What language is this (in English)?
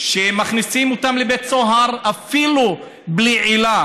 Hebrew